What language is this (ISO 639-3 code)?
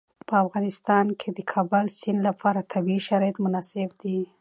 pus